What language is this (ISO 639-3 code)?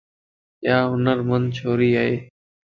lss